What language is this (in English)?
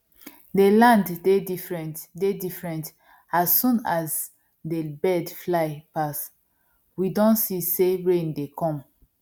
Nigerian Pidgin